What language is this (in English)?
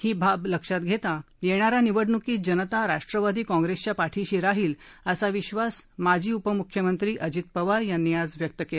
Marathi